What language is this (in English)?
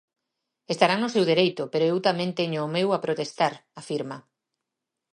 Galician